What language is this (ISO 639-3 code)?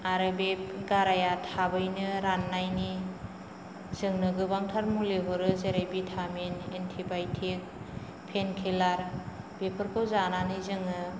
brx